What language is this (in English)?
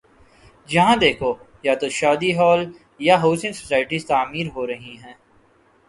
Urdu